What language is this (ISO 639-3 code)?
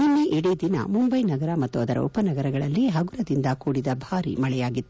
kan